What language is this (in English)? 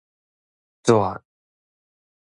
Min Nan Chinese